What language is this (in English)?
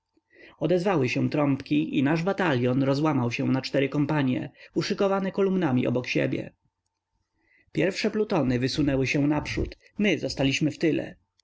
Polish